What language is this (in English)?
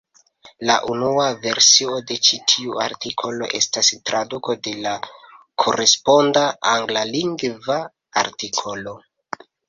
Esperanto